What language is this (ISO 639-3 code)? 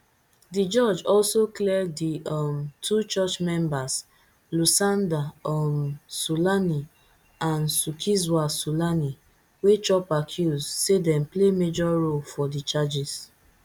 pcm